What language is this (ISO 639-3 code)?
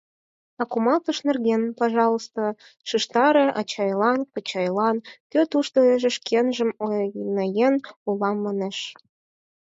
chm